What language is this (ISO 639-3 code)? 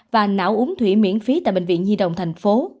vie